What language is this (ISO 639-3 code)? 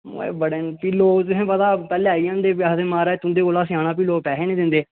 doi